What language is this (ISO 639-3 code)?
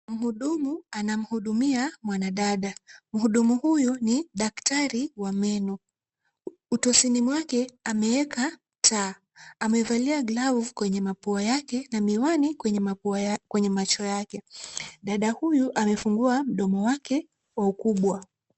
swa